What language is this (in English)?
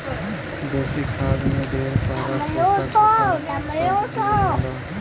Bhojpuri